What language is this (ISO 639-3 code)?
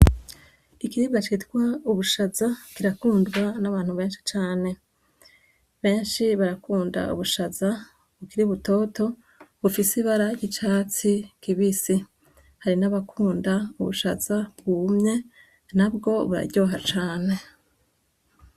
run